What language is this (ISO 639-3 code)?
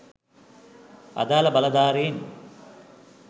sin